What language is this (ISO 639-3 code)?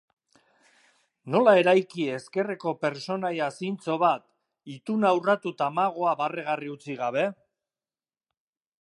eus